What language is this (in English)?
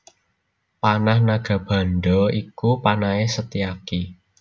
Javanese